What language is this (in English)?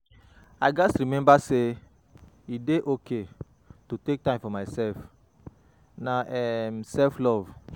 Nigerian Pidgin